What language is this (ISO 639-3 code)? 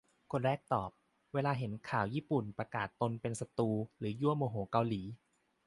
tha